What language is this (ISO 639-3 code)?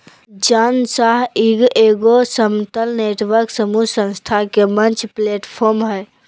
mag